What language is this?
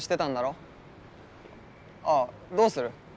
Japanese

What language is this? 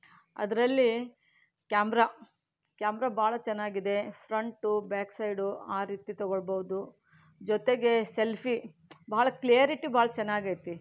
Kannada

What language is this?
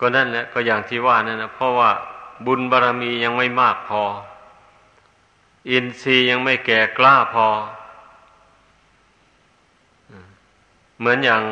Thai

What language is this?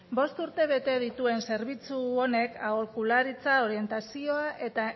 Basque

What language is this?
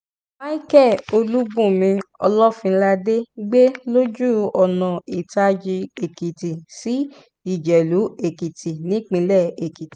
Yoruba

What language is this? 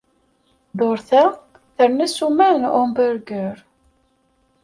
Kabyle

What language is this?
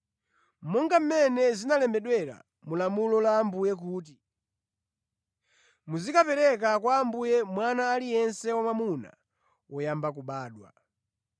Nyanja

